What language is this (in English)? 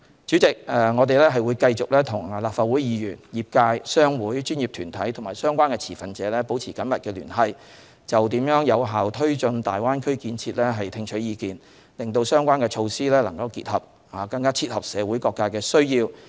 Cantonese